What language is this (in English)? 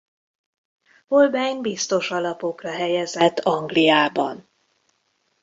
Hungarian